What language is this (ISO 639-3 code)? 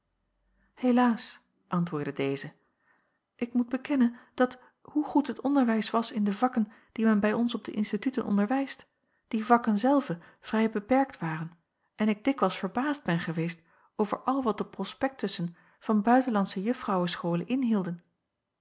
nld